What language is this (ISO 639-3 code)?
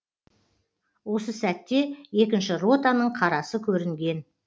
kaz